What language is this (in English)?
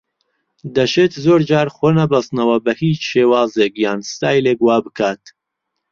Central Kurdish